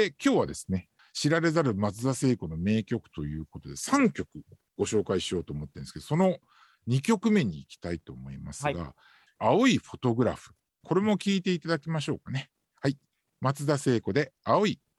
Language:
Japanese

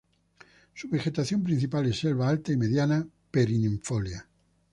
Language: Spanish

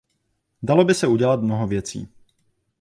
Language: Czech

